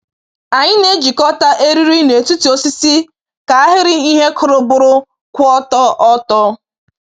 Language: Igbo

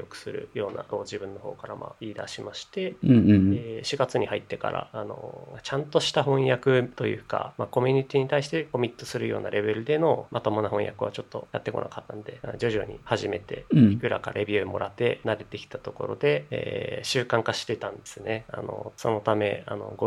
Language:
Japanese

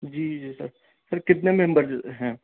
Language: Urdu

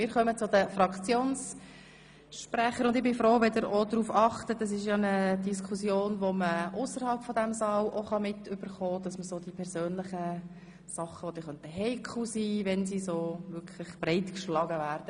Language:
Swiss German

